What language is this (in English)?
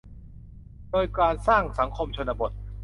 Thai